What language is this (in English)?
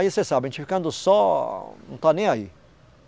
Portuguese